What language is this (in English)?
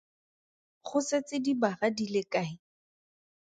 Tswana